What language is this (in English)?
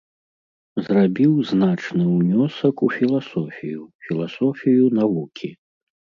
Belarusian